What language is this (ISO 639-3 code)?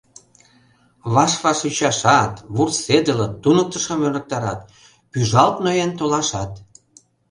chm